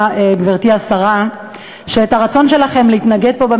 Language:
Hebrew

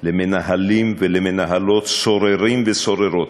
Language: Hebrew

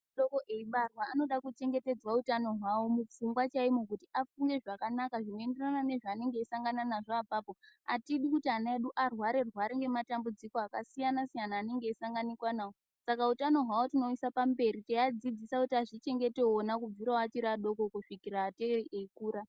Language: Ndau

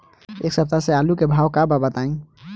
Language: Bhojpuri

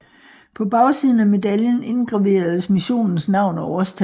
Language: Danish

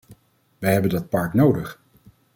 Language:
Dutch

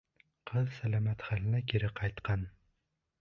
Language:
Bashkir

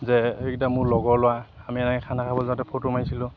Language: Assamese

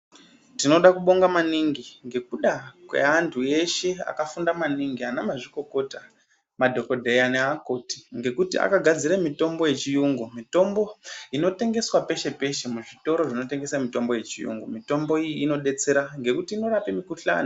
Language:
Ndau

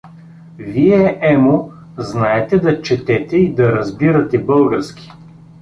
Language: Bulgarian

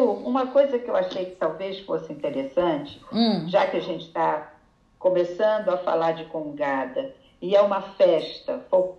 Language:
Portuguese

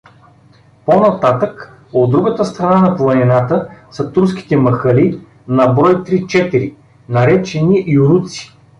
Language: Bulgarian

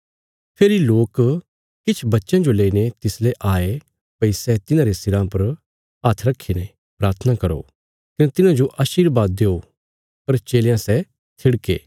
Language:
Bilaspuri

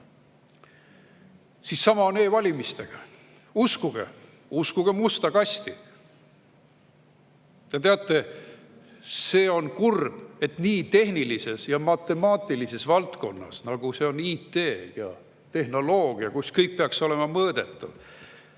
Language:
Estonian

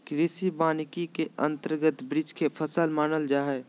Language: Magahi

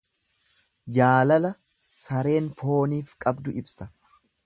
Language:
Oromo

